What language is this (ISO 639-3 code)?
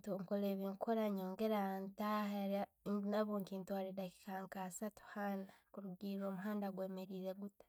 ttj